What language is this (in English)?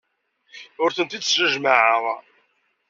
Kabyle